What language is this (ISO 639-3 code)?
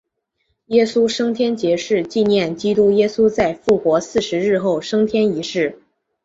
zho